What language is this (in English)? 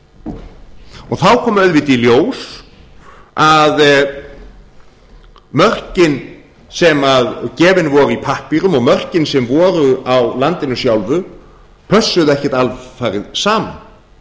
Icelandic